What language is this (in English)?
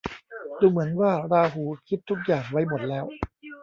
Thai